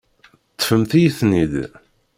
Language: Kabyle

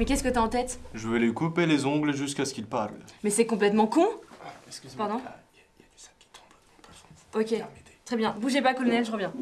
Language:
French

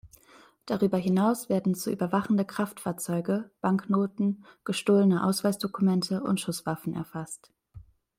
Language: German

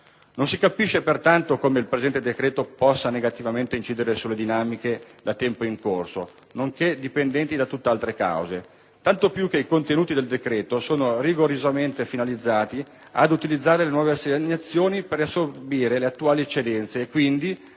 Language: Italian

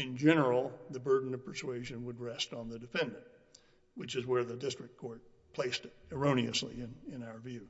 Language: English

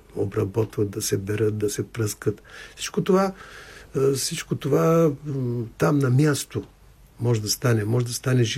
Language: Bulgarian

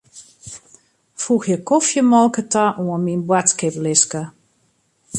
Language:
Western Frisian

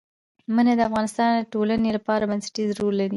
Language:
Pashto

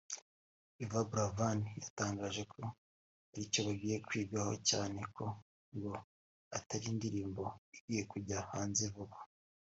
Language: Kinyarwanda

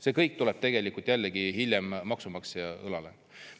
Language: Estonian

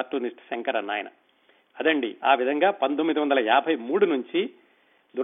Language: Telugu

